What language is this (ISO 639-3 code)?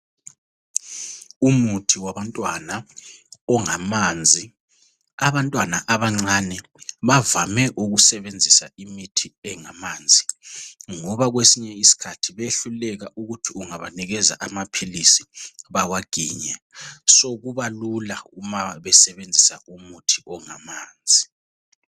nde